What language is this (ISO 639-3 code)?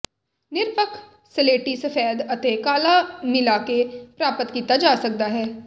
pan